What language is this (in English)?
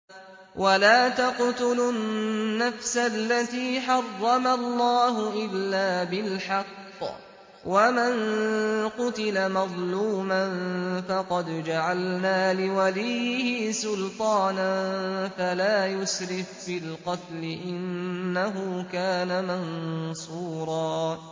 Arabic